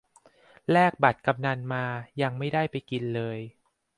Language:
Thai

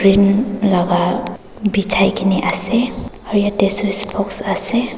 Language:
Naga Pidgin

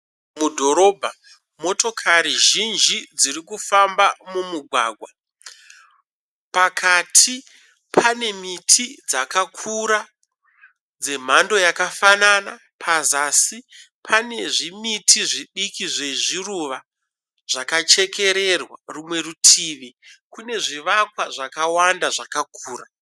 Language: Shona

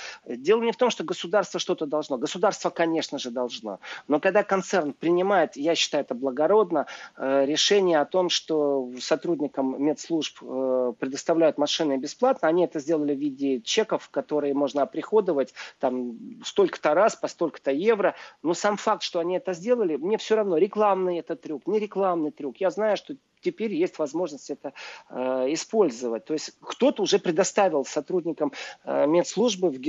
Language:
Russian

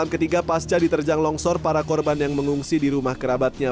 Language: Indonesian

